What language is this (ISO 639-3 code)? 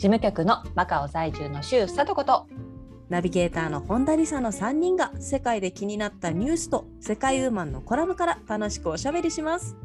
jpn